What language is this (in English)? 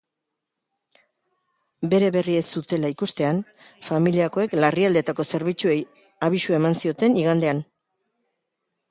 Basque